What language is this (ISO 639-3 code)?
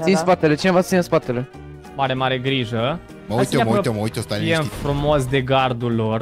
ron